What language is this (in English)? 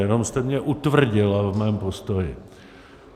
Czech